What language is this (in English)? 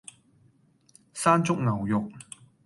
Cantonese